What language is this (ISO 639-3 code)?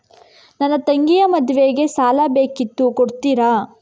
kan